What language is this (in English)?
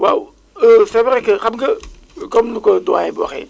Wolof